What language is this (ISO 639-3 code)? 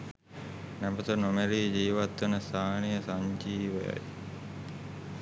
sin